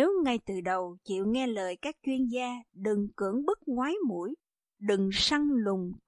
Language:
Vietnamese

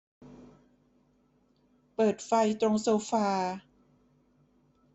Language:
Thai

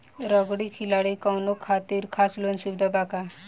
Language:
Bhojpuri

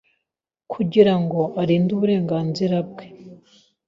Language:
Kinyarwanda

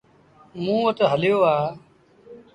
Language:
Sindhi Bhil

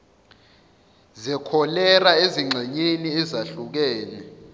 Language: Zulu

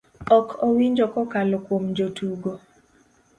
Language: Luo (Kenya and Tanzania)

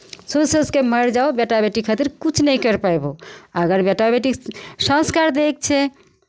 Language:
Maithili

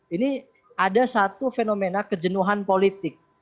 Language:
Indonesian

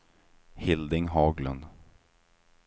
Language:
Swedish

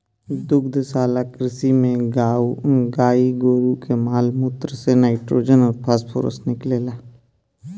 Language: Bhojpuri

